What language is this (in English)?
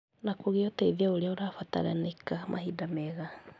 Kikuyu